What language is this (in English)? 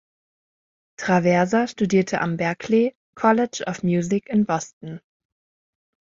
German